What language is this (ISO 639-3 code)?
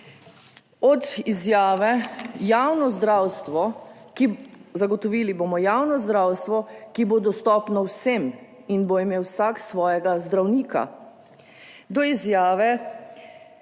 slv